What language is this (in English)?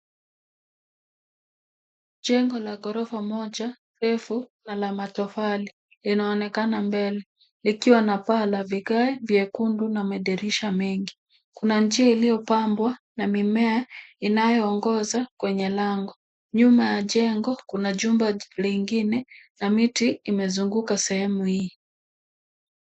Swahili